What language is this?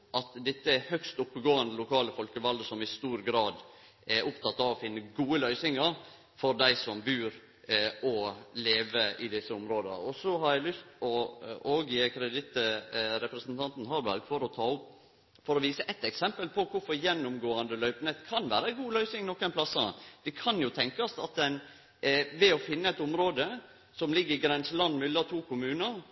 Norwegian Nynorsk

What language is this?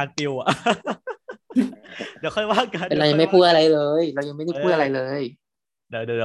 Thai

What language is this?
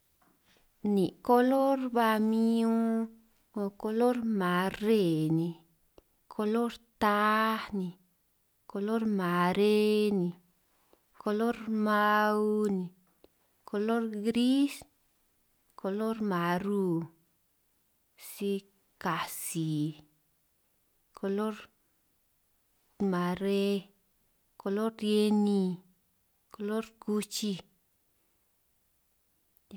San Martín Itunyoso Triqui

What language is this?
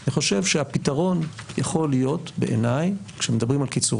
Hebrew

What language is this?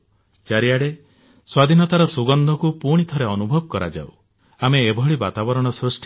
Odia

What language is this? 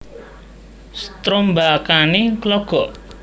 Javanese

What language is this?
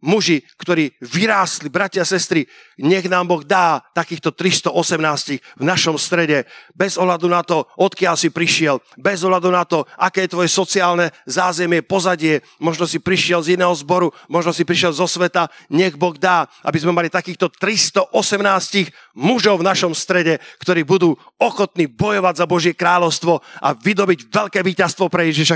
Slovak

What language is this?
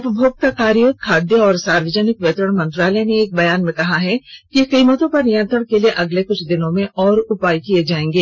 Hindi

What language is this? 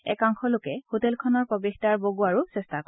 Assamese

